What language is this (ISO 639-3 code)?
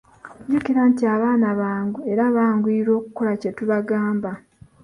lug